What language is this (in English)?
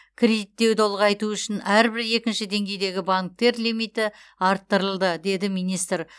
Kazakh